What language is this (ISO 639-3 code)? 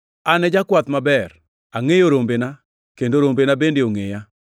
luo